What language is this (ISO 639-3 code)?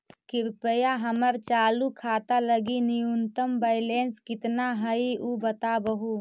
mag